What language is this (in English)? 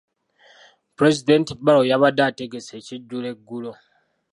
Ganda